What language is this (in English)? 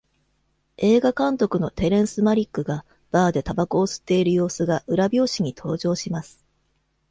Japanese